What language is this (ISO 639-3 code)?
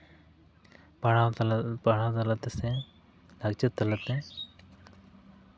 sat